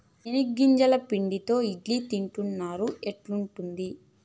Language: Telugu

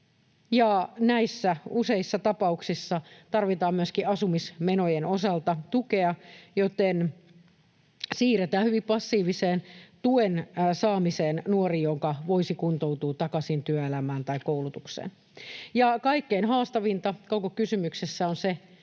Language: Finnish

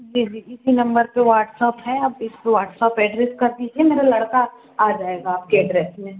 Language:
Hindi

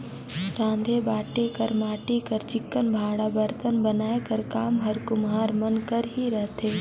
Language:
Chhattisgarhi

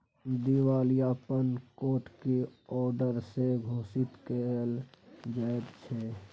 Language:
Maithili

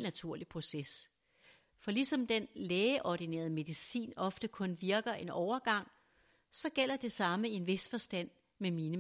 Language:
Danish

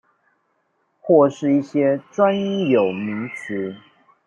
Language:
Chinese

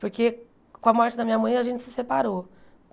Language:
Portuguese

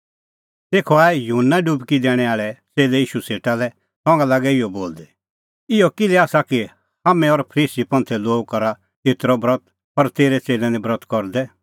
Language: Kullu Pahari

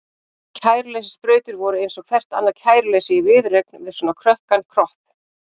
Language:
Icelandic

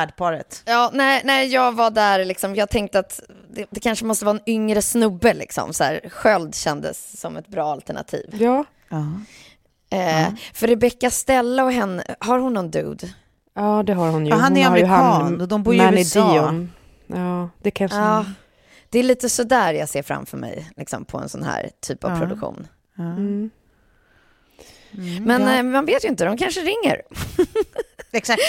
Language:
Swedish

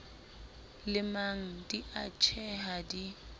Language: Southern Sotho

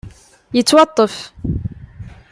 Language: Kabyle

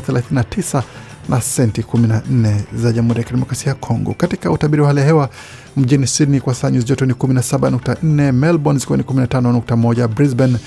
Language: Swahili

